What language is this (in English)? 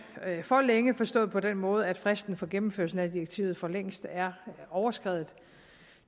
Danish